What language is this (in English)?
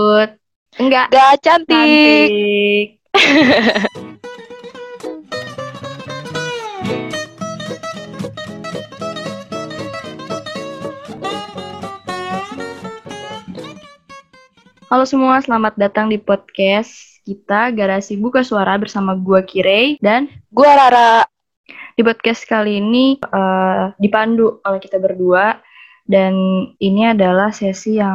Indonesian